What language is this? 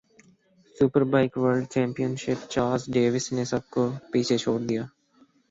Urdu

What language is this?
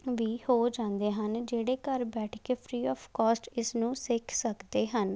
Punjabi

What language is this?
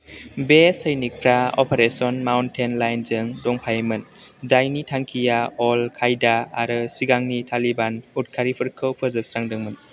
Bodo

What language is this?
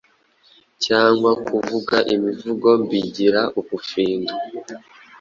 Kinyarwanda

